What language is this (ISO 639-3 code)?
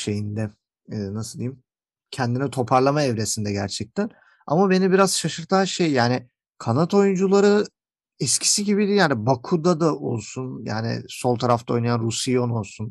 tur